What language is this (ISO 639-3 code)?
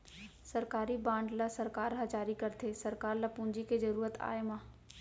hne